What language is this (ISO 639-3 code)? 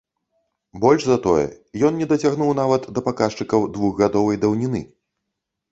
bel